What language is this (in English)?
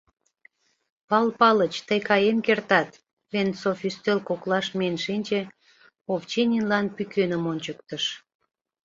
Mari